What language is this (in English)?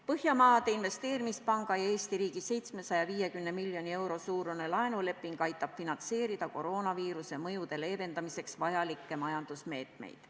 Estonian